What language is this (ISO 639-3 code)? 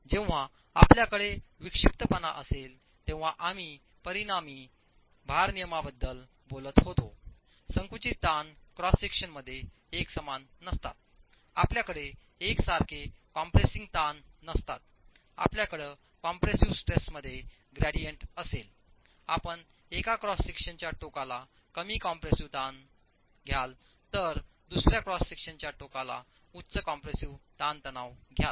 mar